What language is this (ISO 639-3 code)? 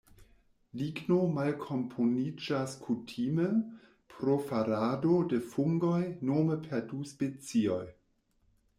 epo